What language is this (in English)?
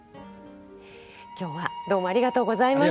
Japanese